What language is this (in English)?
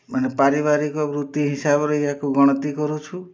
Odia